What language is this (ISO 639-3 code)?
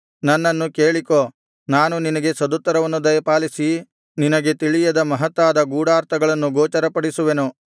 kan